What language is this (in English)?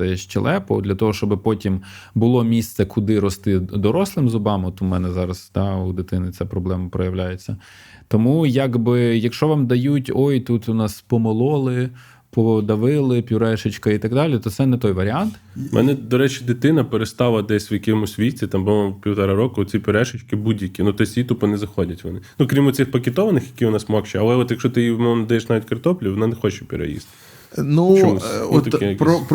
Ukrainian